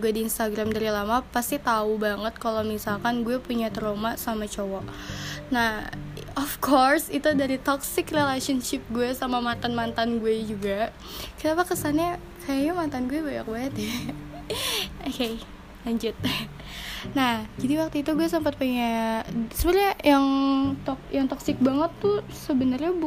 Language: Indonesian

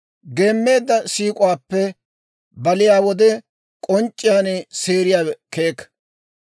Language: Dawro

